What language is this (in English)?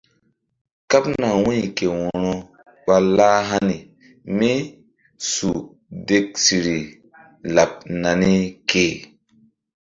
Mbum